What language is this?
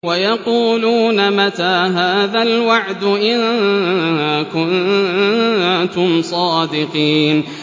Arabic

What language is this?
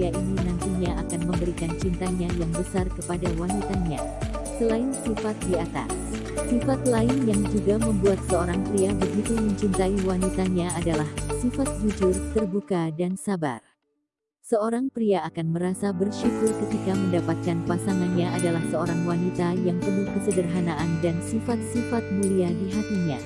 Indonesian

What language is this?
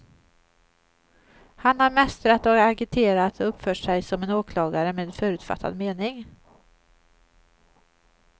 Swedish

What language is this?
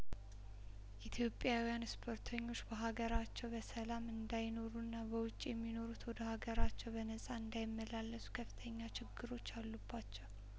Amharic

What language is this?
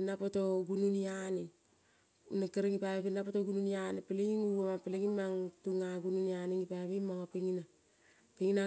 Kol (Papua New Guinea)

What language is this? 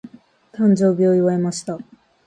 Japanese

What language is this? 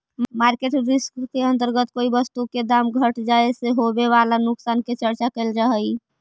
Magahi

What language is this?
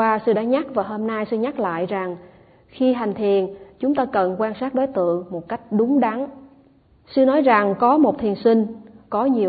Vietnamese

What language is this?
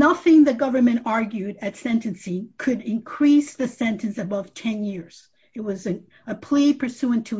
English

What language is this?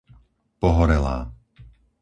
Slovak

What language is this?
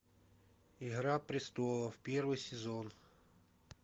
Russian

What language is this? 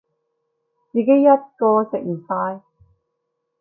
Cantonese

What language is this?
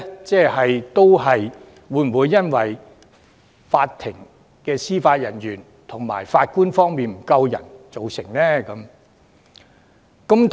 Cantonese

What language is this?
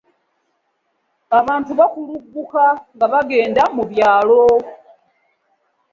Ganda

